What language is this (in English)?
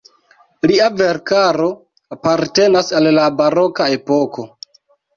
Esperanto